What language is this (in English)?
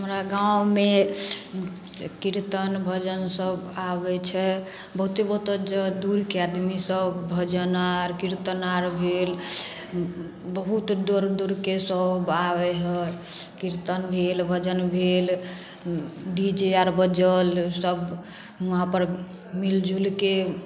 Maithili